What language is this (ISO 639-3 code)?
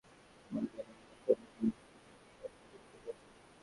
ben